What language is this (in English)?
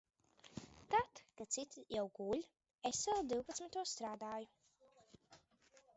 Latvian